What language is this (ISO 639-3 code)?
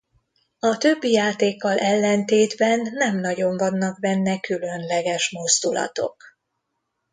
hun